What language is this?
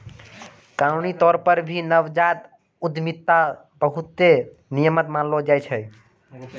Maithili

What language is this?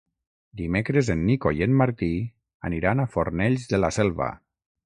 Catalan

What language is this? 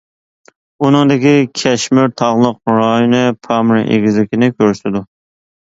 Uyghur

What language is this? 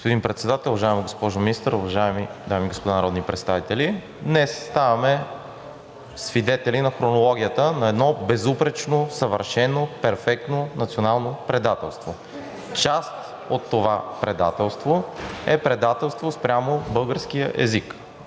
Bulgarian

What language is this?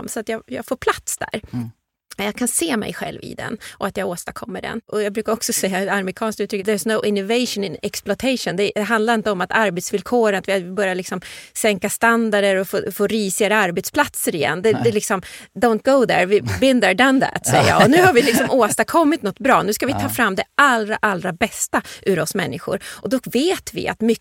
Swedish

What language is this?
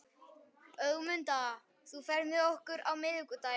Icelandic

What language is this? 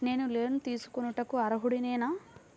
Telugu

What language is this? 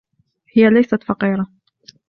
Arabic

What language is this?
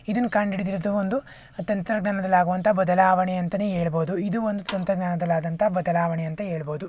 Kannada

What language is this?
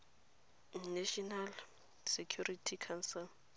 Tswana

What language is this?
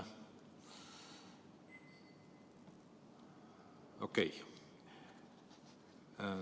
Estonian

